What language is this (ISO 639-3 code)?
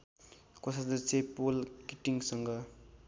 nep